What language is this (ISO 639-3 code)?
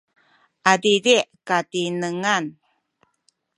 szy